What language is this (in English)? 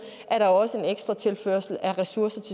Danish